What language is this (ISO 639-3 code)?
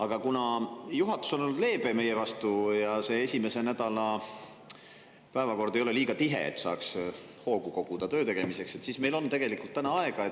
est